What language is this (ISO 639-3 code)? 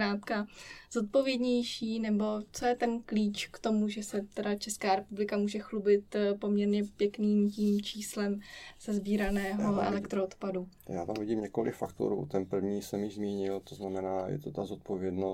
ces